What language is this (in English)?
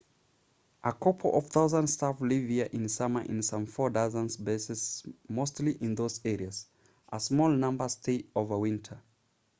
English